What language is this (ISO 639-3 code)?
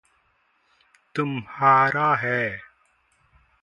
hin